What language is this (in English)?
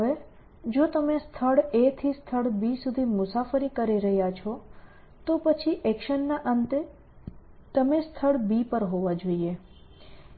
Gujarati